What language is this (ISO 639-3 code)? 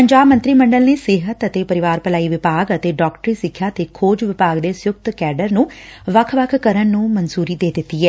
pan